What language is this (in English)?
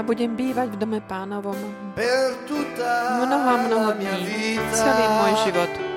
Slovak